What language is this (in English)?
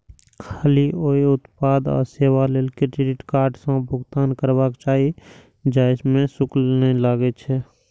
Maithili